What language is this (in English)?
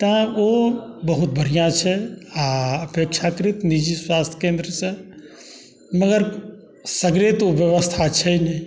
Maithili